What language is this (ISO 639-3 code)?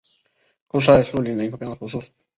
zho